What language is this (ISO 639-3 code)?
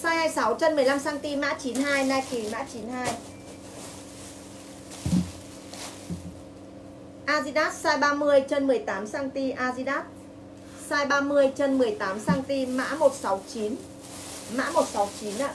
vie